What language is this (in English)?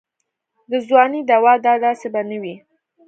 Pashto